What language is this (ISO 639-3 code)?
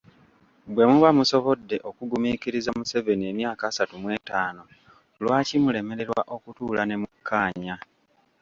lug